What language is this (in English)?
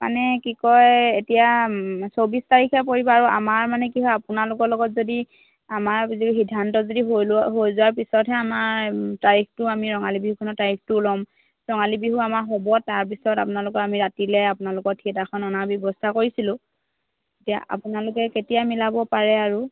Assamese